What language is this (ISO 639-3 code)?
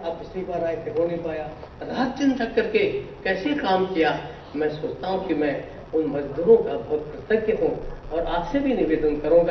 hin